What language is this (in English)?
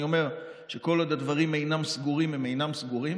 Hebrew